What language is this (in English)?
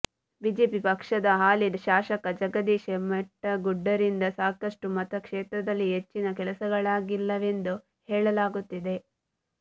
Kannada